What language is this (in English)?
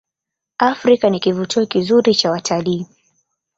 Swahili